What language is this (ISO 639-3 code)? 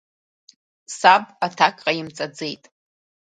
abk